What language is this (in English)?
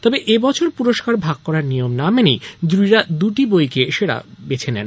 Bangla